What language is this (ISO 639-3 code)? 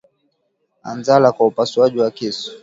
swa